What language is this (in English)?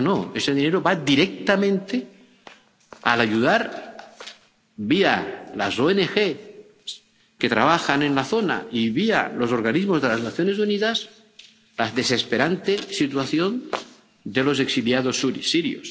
Spanish